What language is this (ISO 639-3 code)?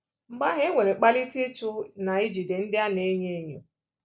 ibo